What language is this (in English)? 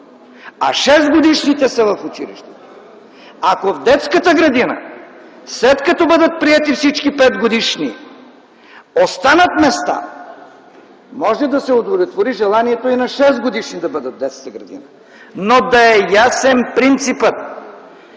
Bulgarian